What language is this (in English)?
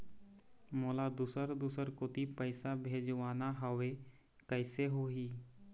Chhattisgarhi